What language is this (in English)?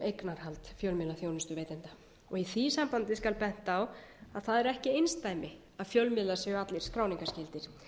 Icelandic